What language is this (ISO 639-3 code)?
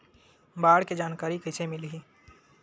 hne